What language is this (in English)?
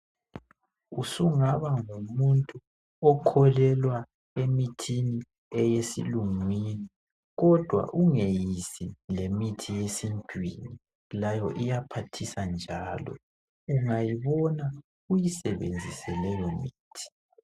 North Ndebele